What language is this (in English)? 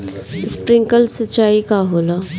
Bhojpuri